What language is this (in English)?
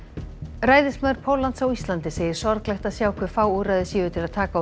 Icelandic